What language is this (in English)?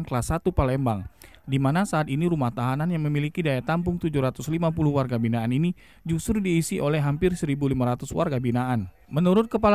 Indonesian